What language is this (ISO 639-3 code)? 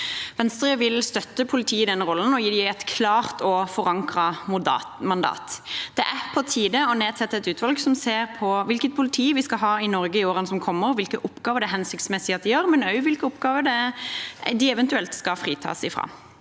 nor